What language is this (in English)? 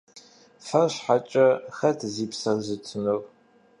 Kabardian